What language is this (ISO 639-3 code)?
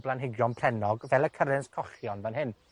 cym